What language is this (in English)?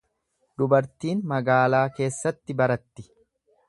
Oromo